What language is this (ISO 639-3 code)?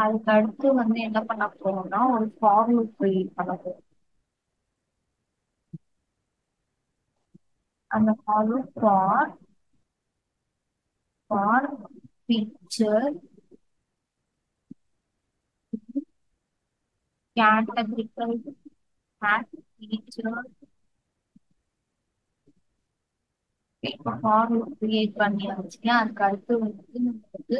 tam